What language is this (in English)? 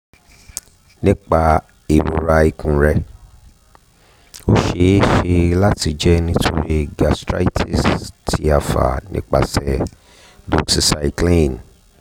Yoruba